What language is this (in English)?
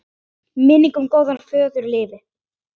Icelandic